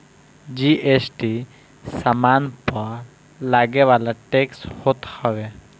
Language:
Bhojpuri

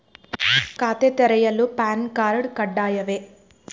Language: Kannada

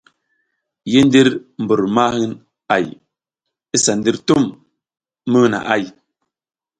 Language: South Giziga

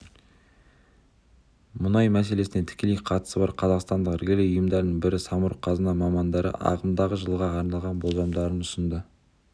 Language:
Kazakh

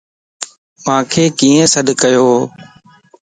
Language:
Lasi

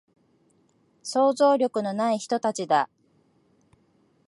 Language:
Japanese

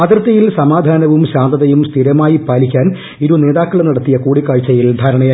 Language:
Malayalam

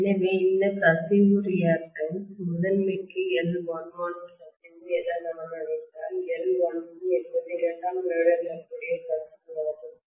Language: Tamil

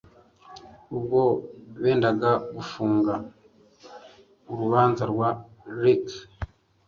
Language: Kinyarwanda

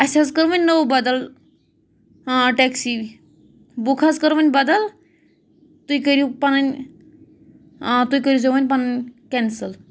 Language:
Kashmiri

